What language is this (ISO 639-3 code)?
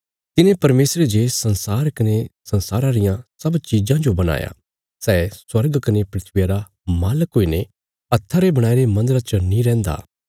kfs